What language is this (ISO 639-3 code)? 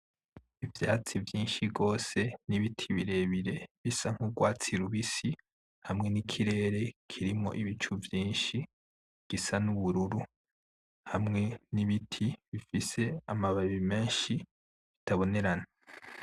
run